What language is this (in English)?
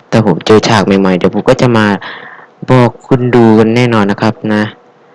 Thai